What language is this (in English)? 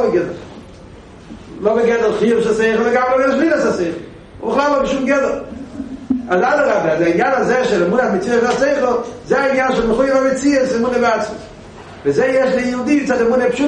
Hebrew